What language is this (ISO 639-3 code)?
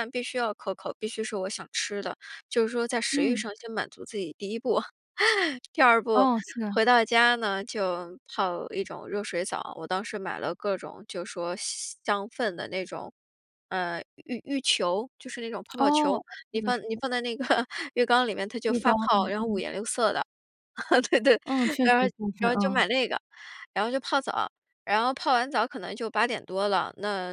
zho